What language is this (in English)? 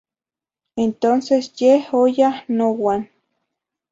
Zacatlán-Ahuacatlán-Tepetzintla Nahuatl